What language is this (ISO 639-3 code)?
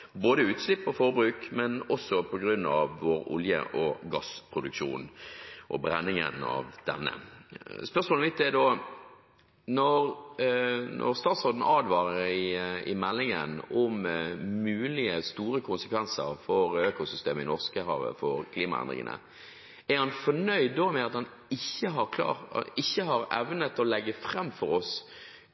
nob